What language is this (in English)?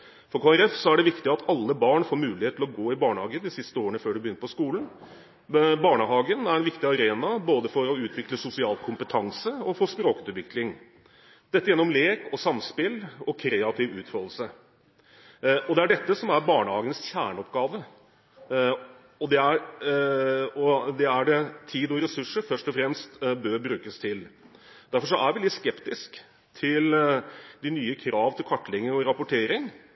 Norwegian Bokmål